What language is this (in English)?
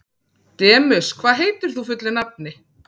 Icelandic